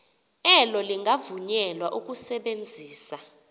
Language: Xhosa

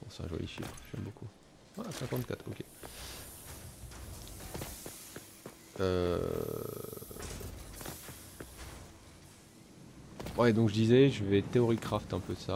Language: French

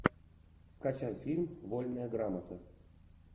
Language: Russian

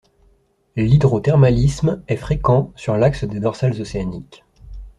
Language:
French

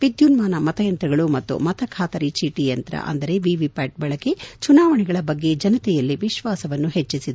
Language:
Kannada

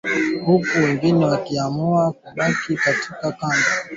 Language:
Swahili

